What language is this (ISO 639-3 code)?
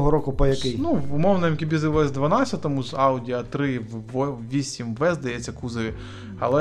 ukr